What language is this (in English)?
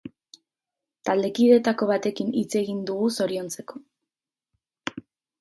Basque